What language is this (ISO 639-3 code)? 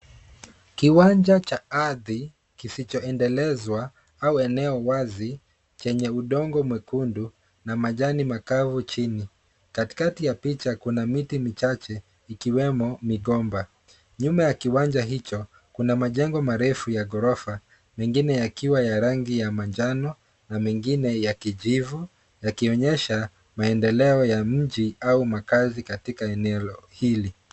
swa